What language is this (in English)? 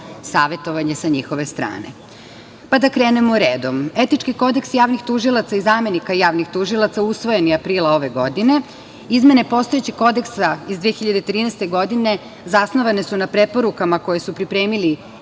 Serbian